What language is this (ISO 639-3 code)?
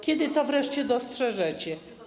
pol